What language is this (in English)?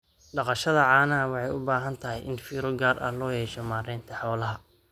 Somali